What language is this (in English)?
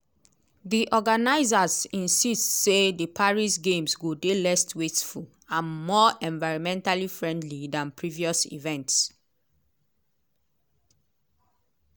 Nigerian Pidgin